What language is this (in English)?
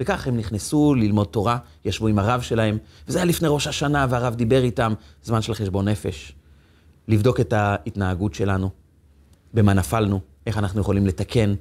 Hebrew